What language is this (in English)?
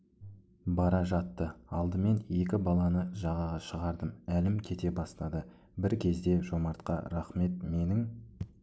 Kazakh